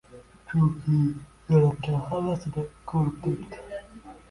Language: Uzbek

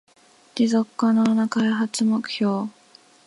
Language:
Japanese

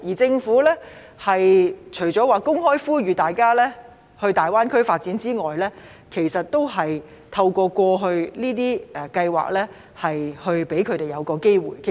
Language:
Cantonese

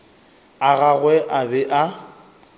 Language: Northern Sotho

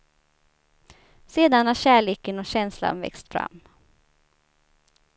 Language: Swedish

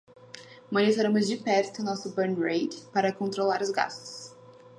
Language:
Portuguese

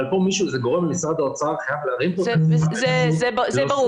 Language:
Hebrew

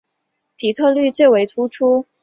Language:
Chinese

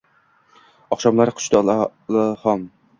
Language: Uzbek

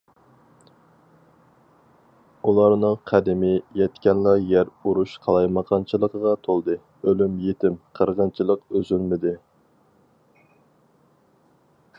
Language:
Uyghur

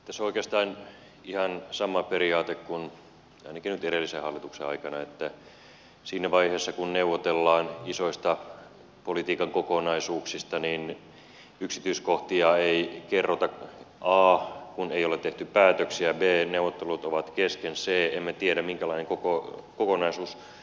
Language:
Finnish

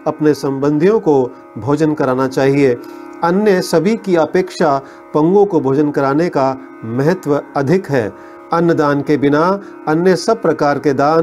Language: Hindi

